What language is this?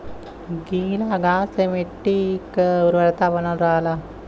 Bhojpuri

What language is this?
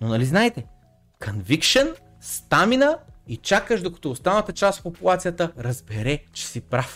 Bulgarian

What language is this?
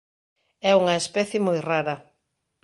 Galician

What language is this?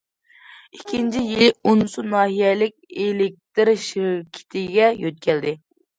Uyghur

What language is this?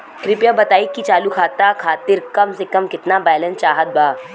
Bhojpuri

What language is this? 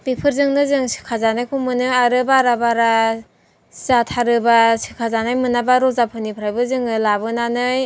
Bodo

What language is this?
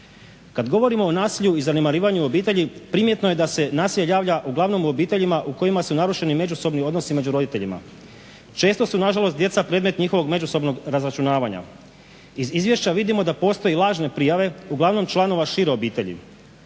Croatian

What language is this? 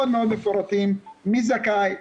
Hebrew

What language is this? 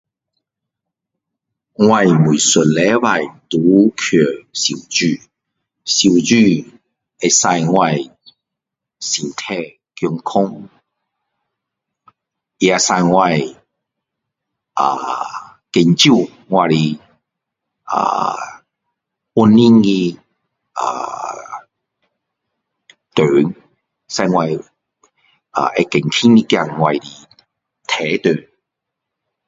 Min Dong Chinese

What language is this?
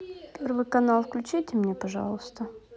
Russian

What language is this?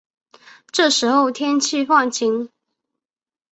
Chinese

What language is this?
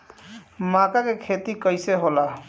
Bhojpuri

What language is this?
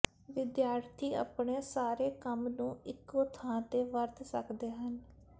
Punjabi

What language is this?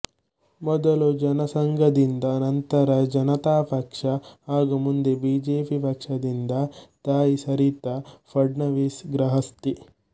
Kannada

